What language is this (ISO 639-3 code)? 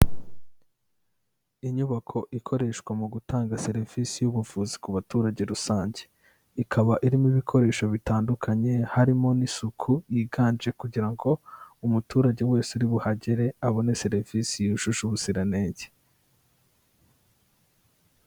kin